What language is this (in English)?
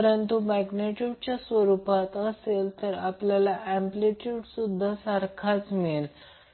Marathi